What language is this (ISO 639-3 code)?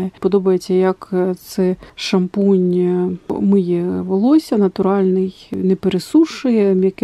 ukr